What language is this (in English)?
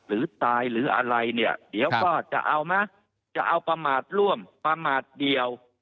Thai